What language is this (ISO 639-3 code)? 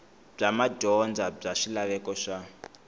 tso